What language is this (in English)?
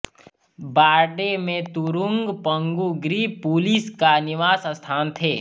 Hindi